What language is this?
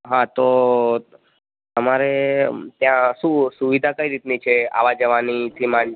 Gujarati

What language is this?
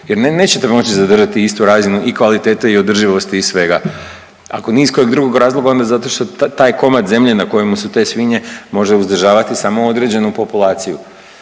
Croatian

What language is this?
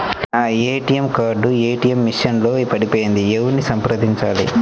Telugu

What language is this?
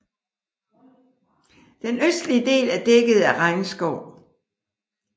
Danish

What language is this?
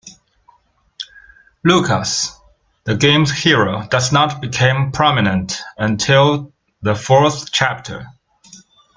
English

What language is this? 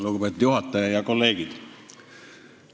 Estonian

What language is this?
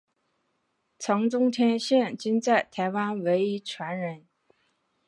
Chinese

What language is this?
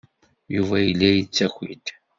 Kabyle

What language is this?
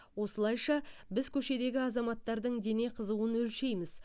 Kazakh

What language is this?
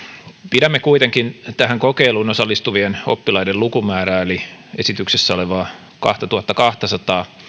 Finnish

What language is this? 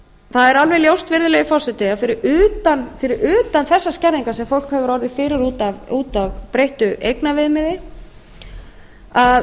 Icelandic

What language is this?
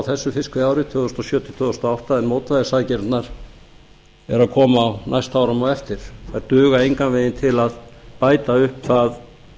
Icelandic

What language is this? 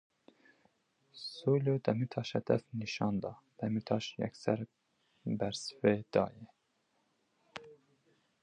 Kurdish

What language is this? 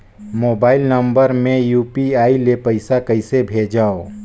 Chhattisgarhi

